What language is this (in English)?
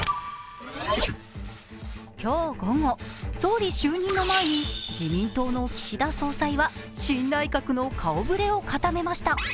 Japanese